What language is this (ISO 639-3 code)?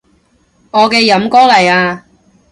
yue